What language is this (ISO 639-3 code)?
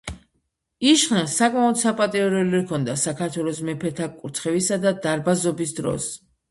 kat